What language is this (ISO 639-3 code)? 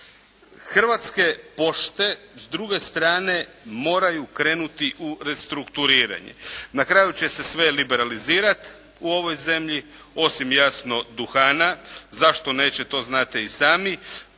hrv